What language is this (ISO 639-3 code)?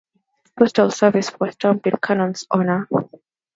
eng